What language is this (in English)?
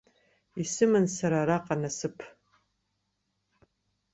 Abkhazian